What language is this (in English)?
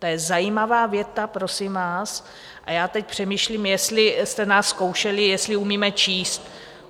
Czech